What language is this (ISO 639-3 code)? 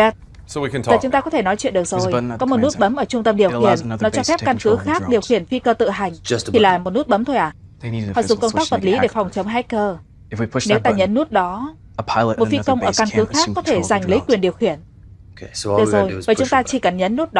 vie